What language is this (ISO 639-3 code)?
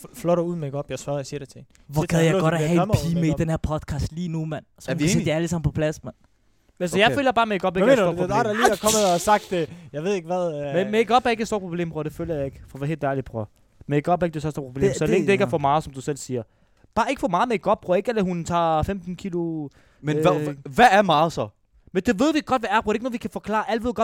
dan